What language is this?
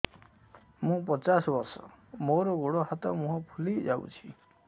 Odia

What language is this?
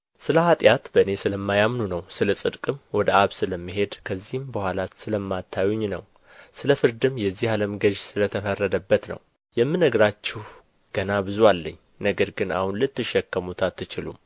Amharic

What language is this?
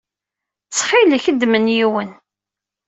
Kabyle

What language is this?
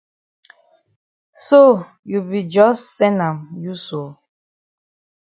Cameroon Pidgin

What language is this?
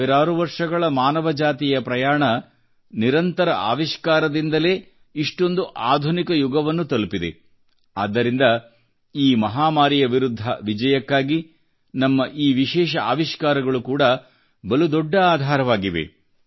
Kannada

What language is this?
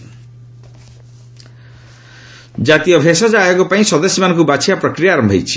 Odia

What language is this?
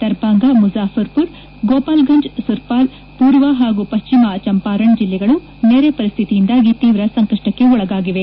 Kannada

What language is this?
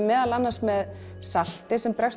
Icelandic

